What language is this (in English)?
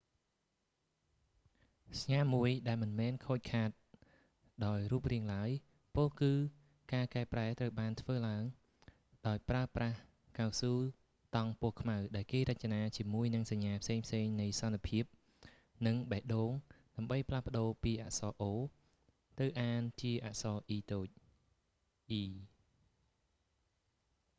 Khmer